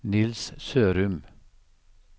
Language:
Norwegian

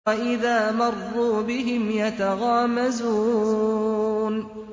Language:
Arabic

